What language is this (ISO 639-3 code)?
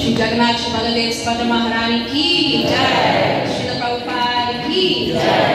ind